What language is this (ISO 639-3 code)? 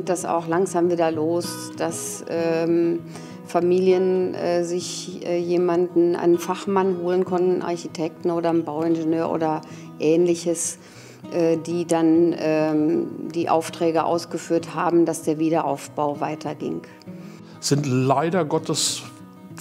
deu